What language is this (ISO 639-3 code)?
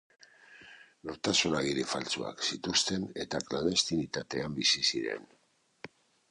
eus